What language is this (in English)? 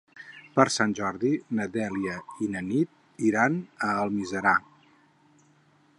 Catalan